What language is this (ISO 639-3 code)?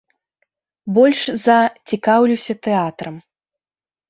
bel